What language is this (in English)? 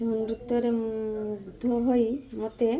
Odia